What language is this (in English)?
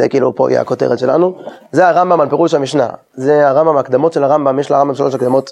Hebrew